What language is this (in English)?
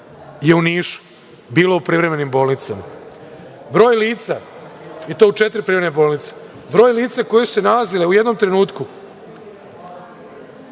Serbian